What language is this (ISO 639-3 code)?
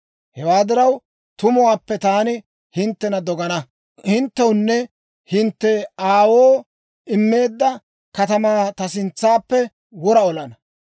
dwr